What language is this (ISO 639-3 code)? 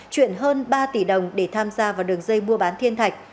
vie